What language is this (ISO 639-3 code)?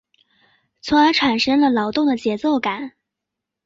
zho